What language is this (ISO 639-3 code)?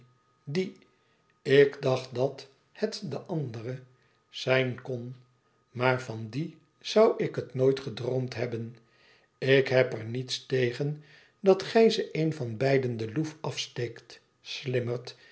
nld